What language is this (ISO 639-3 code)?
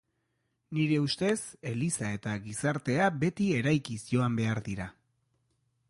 eus